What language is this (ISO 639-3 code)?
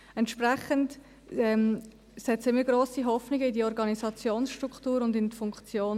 gsw